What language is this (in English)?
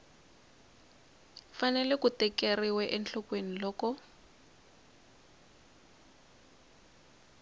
Tsonga